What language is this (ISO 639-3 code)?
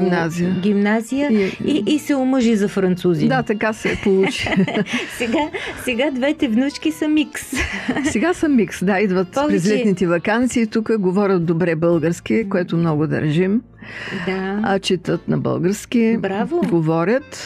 bul